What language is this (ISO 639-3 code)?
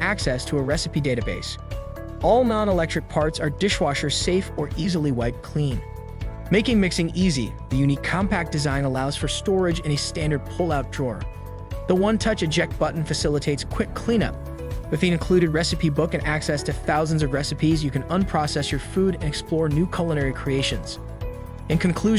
eng